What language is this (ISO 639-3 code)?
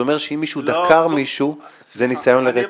heb